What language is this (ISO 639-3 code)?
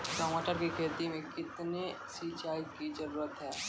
mai